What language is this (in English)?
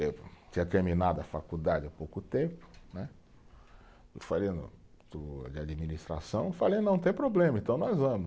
Portuguese